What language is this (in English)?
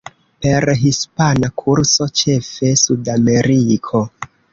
Esperanto